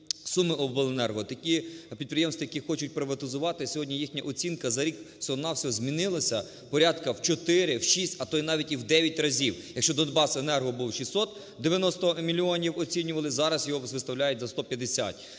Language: Ukrainian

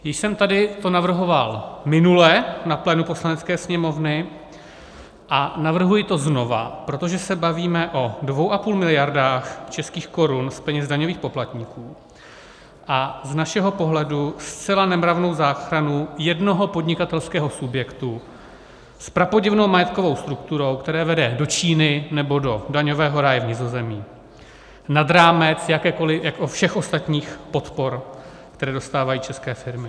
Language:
Czech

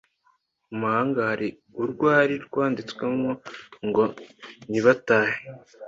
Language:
Kinyarwanda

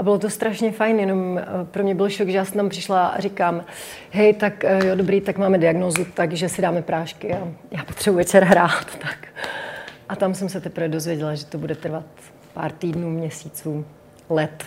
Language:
Czech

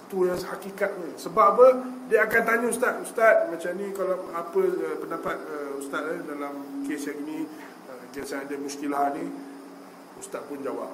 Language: Malay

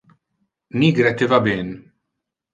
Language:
Interlingua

